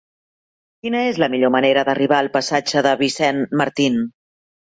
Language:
Catalan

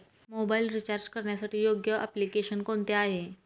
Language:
Marathi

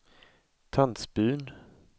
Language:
Swedish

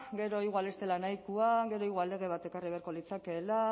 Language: Basque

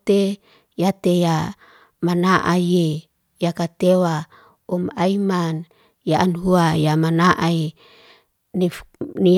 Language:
Liana-Seti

